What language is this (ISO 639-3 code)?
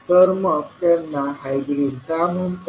mar